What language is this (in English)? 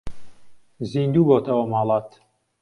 Central Kurdish